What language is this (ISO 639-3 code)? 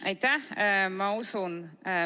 est